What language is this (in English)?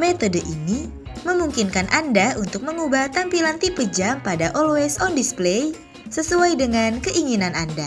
Indonesian